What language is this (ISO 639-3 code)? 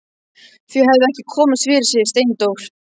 isl